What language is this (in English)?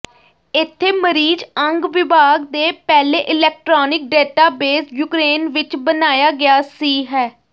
Punjabi